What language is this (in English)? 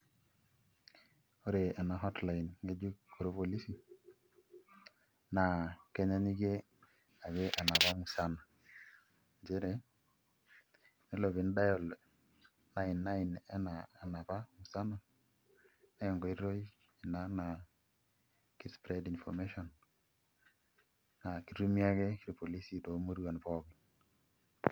Masai